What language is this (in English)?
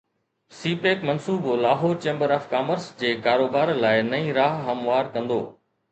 Sindhi